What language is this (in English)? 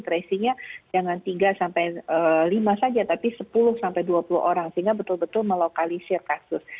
Indonesian